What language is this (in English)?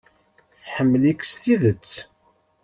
Kabyle